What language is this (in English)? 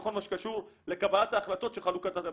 Hebrew